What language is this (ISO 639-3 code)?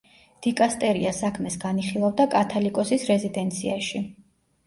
kat